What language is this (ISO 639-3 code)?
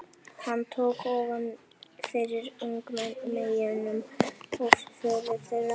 isl